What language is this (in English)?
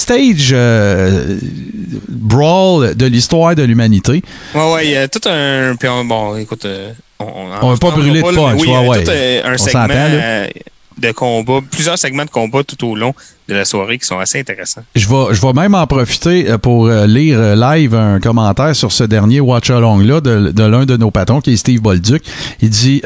French